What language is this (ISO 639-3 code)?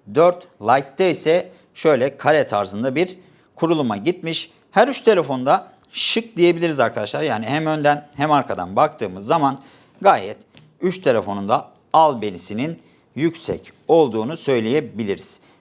tur